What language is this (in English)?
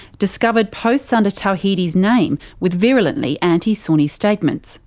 English